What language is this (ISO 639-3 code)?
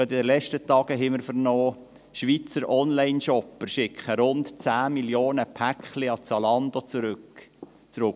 gsw